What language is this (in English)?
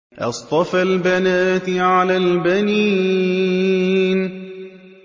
Arabic